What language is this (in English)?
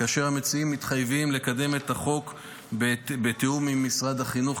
Hebrew